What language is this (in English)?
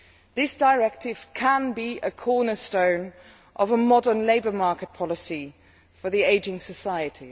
English